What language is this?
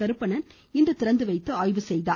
Tamil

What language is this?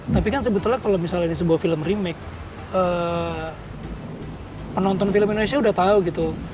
Indonesian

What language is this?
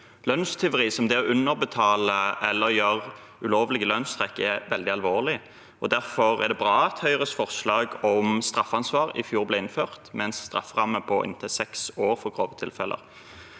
Norwegian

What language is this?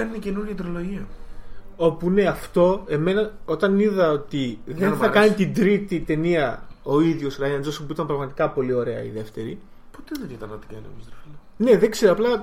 Greek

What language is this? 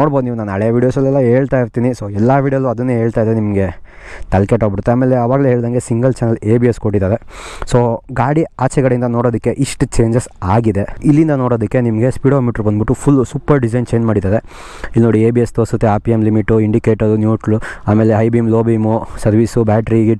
Kannada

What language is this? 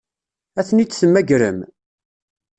Kabyle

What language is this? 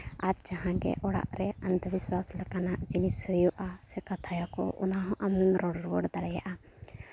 Santali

